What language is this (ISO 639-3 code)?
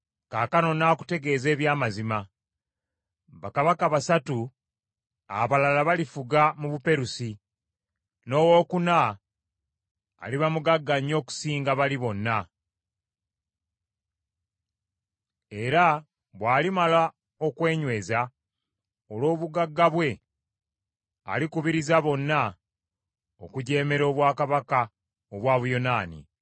lug